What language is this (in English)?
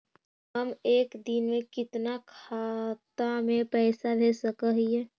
Magahi